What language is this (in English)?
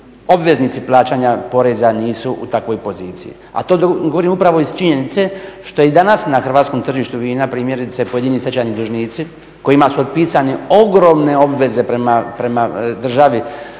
Croatian